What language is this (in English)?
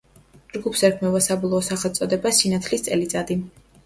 Georgian